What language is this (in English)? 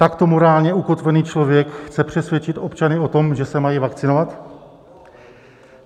Czech